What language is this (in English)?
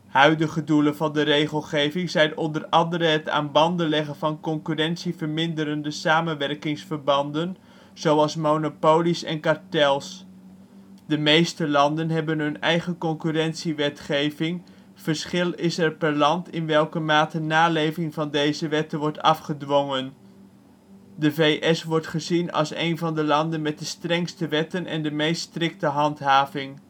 Dutch